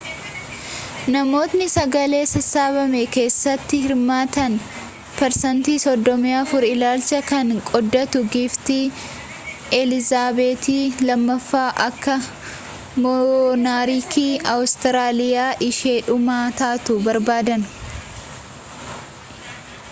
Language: Oromo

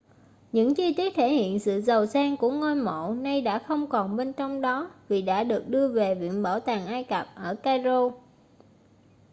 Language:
Vietnamese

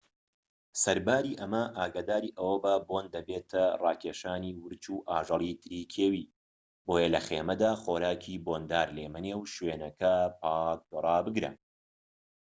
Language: Central Kurdish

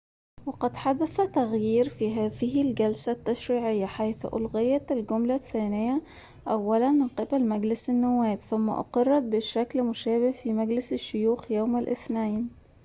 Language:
Arabic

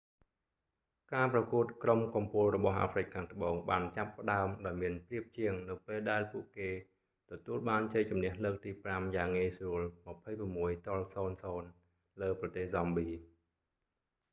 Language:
Khmer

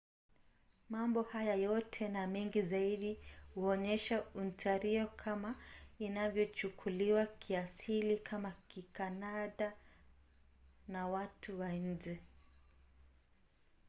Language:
Swahili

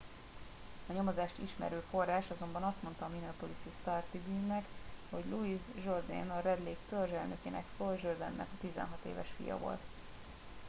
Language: Hungarian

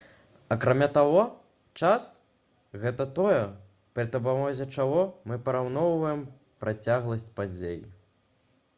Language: Belarusian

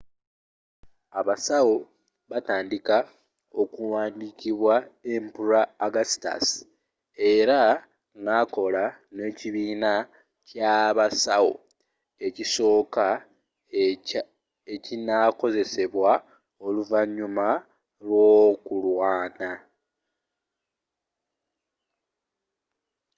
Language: Ganda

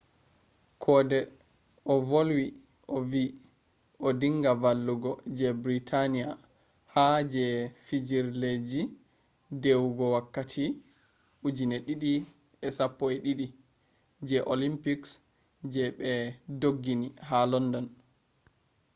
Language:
Fula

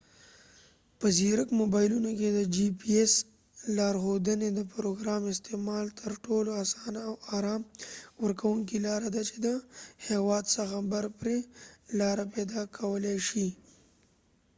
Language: Pashto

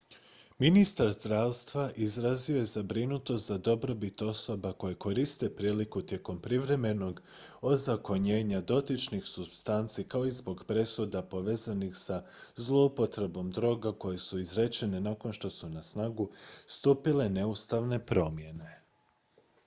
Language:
Croatian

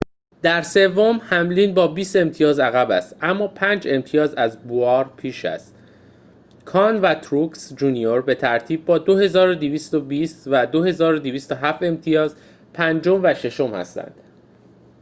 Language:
Persian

